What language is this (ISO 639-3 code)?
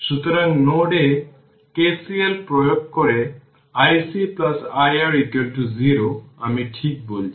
ben